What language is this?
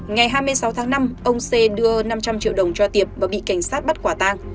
Vietnamese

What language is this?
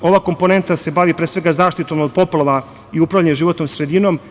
Serbian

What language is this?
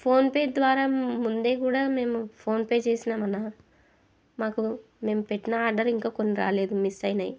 Telugu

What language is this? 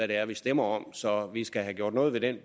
Danish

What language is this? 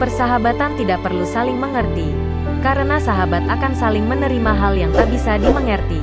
Indonesian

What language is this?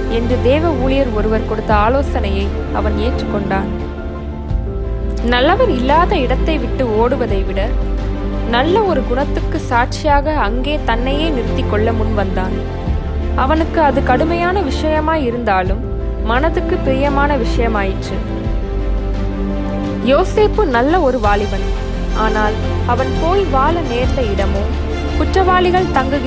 Tamil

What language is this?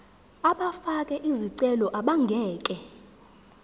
Zulu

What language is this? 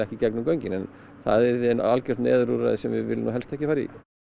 Icelandic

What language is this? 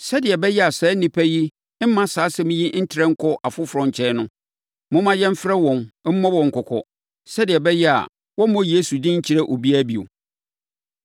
Akan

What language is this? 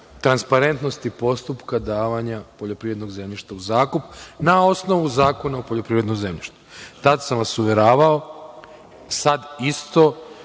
Serbian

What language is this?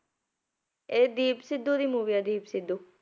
Punjabi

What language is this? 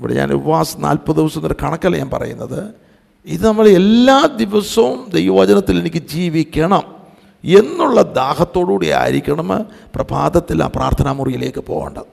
Malayalam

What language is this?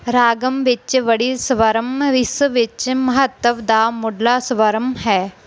Punjabi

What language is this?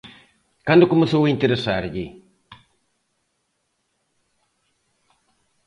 Galician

